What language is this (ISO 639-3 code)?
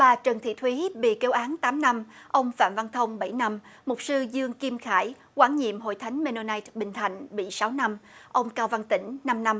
vie